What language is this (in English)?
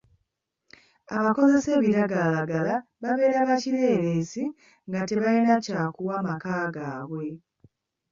Ganda